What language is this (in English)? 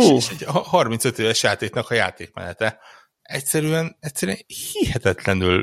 Hungarian